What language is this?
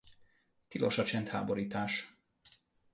Hungarian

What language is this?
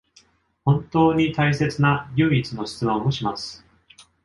Japanese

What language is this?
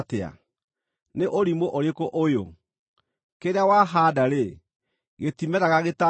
Kikuyu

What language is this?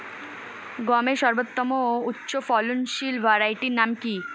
Bangla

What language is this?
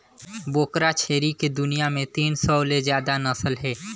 Chhattisgarhi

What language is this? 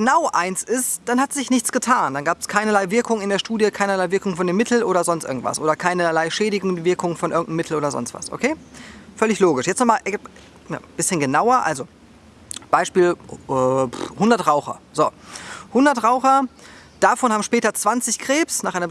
German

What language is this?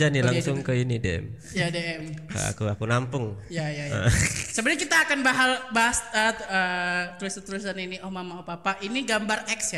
Indonesian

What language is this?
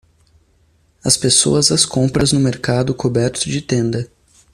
Portuguese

